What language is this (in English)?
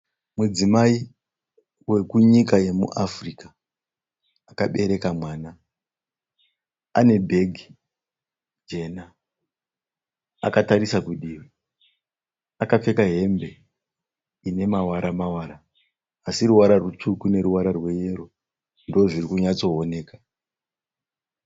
Shona